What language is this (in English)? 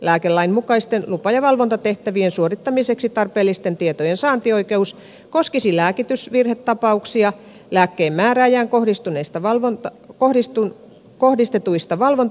Finnish